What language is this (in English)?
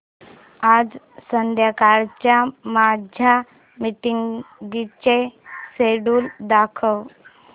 Marathi